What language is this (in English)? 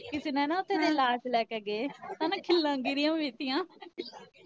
Punjabi